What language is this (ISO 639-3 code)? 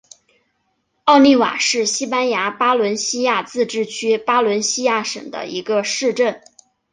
zho